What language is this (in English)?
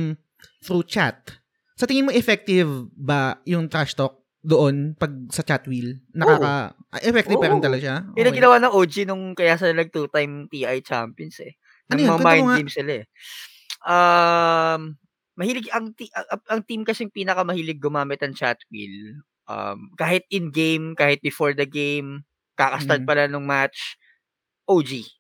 Filipino